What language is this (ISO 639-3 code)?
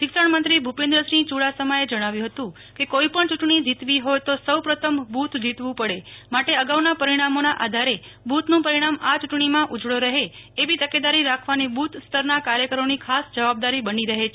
guj